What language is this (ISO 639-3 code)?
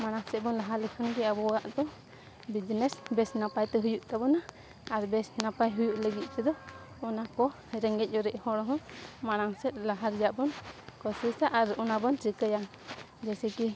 sat